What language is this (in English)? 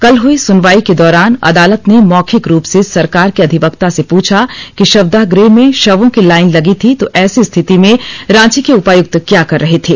Hindi